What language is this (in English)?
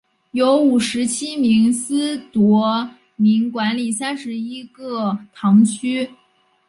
Chinese